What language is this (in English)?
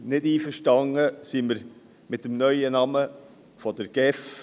Swiss German